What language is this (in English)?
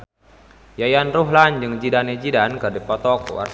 Sundanese